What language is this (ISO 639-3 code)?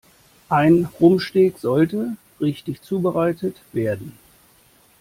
deu